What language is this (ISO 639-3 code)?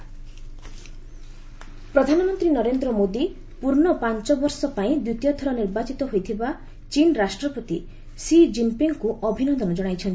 ori